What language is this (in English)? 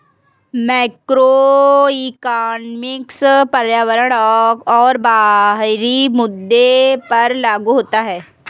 Hindi